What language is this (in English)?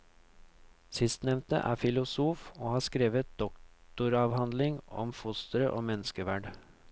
Norwegian